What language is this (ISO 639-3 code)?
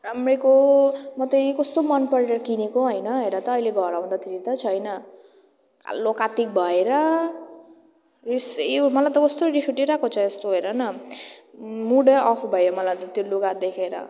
nep